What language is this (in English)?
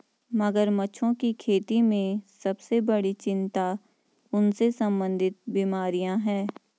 Hindi